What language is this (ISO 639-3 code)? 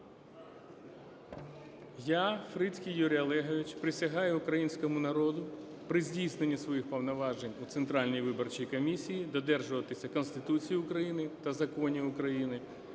ukr